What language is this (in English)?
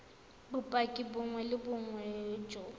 Tswana